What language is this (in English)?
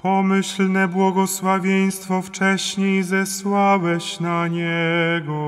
Polish